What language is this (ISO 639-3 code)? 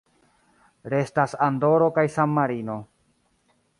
epo